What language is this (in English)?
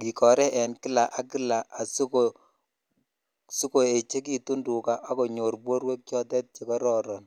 Kalenjin